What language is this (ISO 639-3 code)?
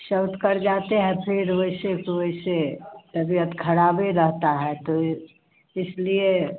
hin